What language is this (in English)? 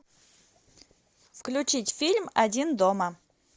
Russian